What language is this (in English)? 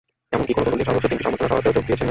Bangla